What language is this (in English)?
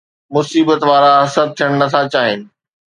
Sindhi